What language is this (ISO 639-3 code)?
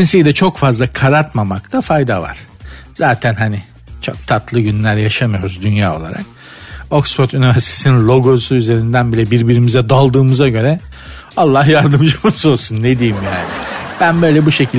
tur